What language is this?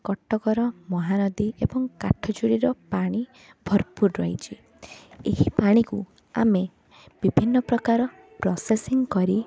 Odia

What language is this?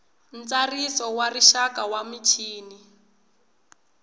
Tsonga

